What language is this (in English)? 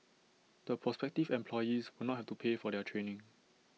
English